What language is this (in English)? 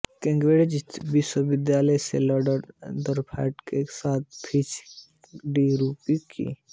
Hindi